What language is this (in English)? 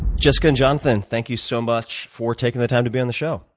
English